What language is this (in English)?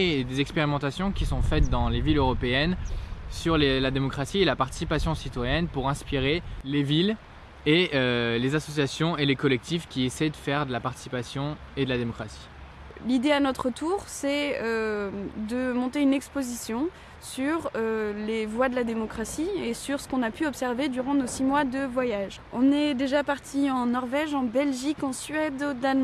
French